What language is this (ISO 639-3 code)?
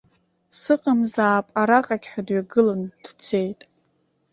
abk